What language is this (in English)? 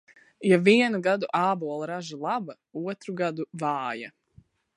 Latvian